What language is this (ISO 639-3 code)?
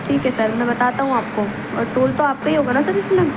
urd